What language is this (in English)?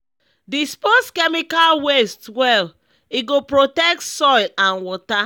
Nigerian Pidgin